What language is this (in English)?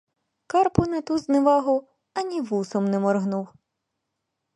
Ukrainian